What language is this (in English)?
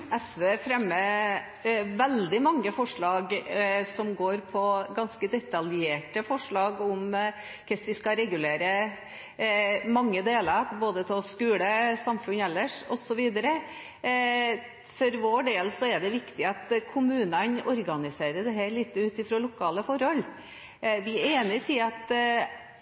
Norwegian Bokmål